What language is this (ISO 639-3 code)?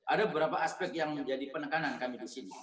ind